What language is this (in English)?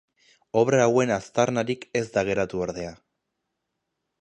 Basque